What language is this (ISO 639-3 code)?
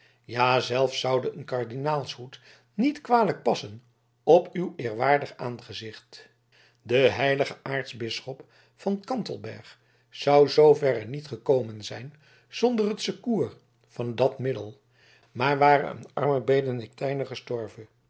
nld